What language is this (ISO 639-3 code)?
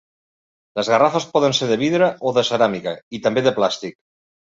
cat